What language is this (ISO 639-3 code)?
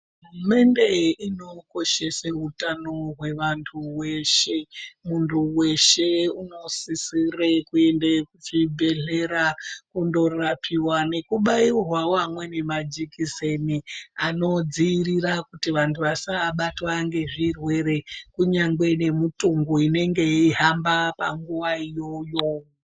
ndc